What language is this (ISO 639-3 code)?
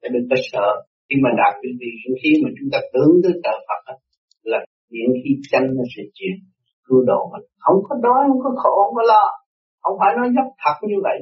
vie